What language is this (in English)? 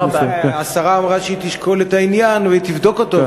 Hebrew